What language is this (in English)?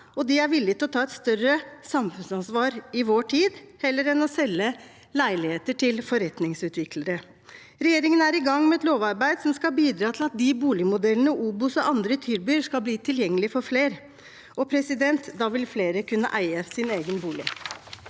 Norwegian